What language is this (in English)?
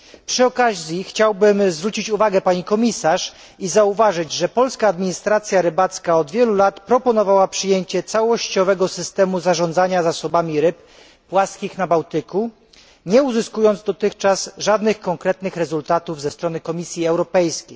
Polish